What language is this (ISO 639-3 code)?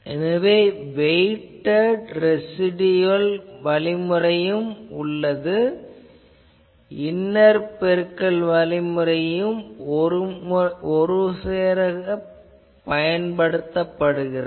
tam